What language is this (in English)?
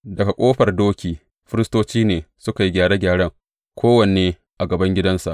Hausa